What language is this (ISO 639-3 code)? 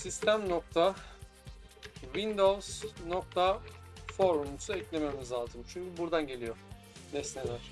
tur